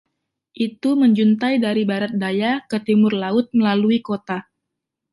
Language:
Indonesian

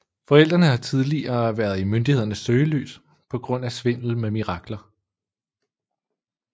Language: Danish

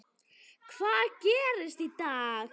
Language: Icelandic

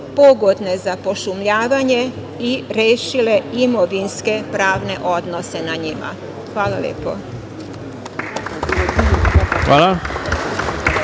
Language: Serbian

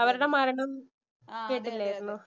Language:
Malayalam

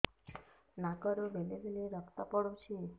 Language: Odia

